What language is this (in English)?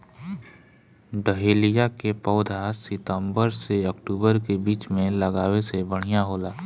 Bhojpuri